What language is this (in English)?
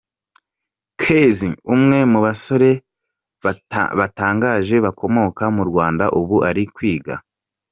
Kinyarwanda